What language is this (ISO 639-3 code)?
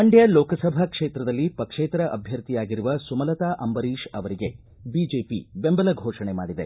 kan